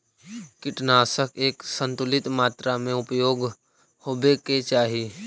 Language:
Magahi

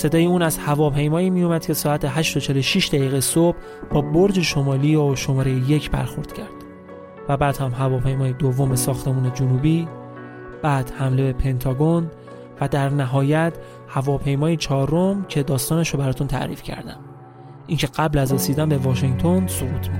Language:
Persian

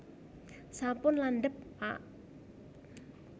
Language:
Javanese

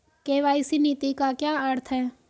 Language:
Hindi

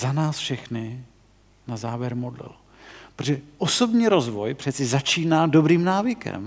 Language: Czech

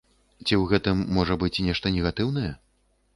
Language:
Belarusian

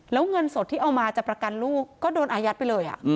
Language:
Thai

